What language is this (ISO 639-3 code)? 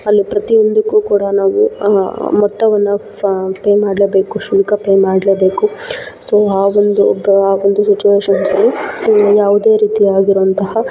kan